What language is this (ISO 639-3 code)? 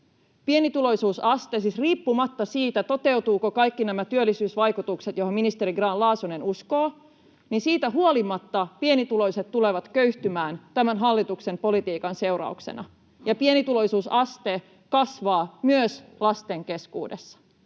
fin